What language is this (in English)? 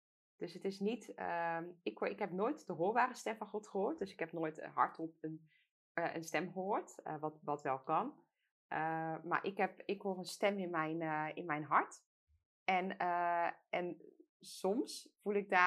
Dutch